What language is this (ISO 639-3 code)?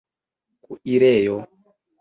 epo